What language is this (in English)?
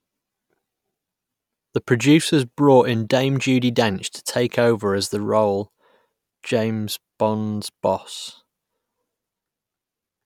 English